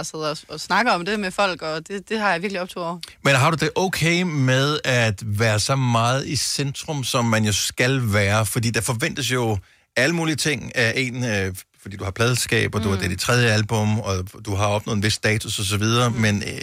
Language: Danish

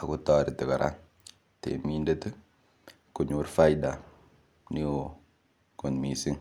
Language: Kalenjin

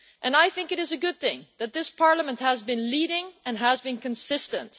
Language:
English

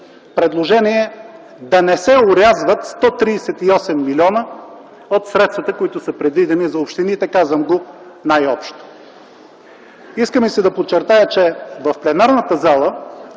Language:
Bulgarian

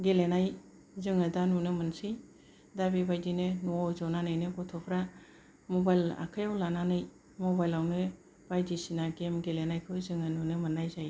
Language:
Bodo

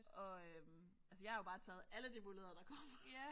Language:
Danish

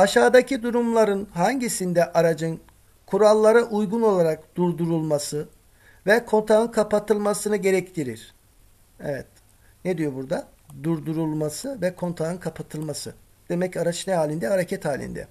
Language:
Turkish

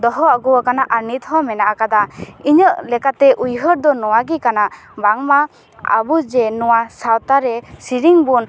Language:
Santali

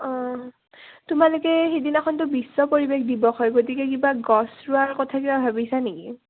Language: Assamese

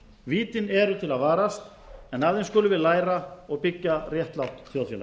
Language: Icelandic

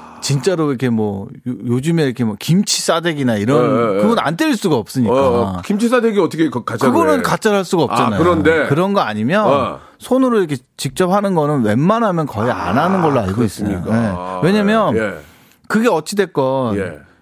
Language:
Korean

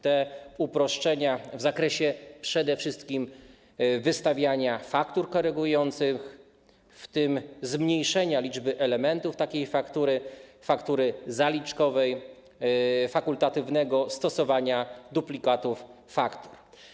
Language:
Polish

